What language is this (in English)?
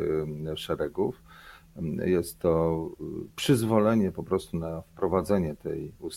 Polish